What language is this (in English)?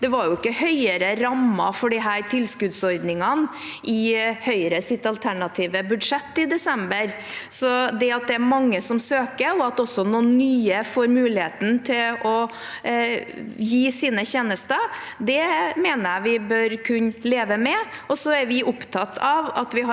Norwegian